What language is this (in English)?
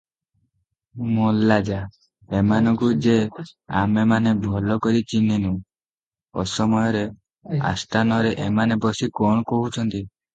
Odia